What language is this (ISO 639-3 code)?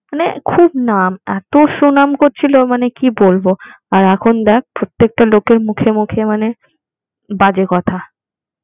ben